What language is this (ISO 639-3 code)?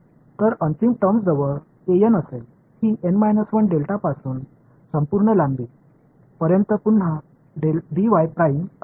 mar